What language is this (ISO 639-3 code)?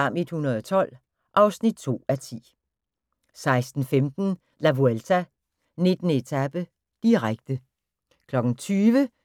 dan